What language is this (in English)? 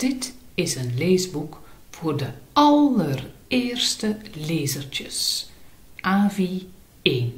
Dutch